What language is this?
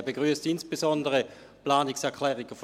Swiss German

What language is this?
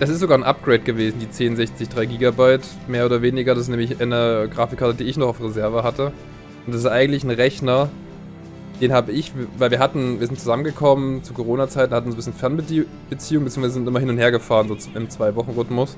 German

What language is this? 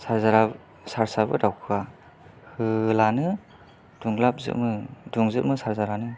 Bodo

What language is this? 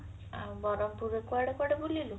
Odia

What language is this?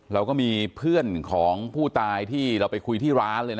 Thai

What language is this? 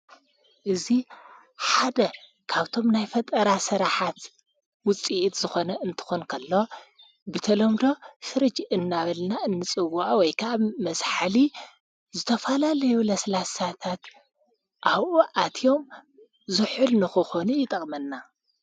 Tigrinya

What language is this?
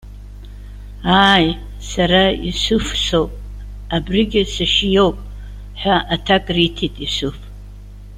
Abkhazian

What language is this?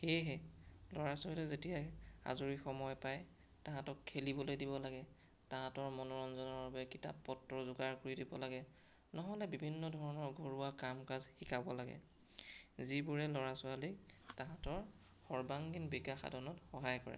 Assamese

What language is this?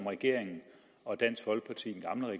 Danish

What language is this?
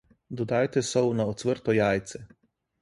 Slovenian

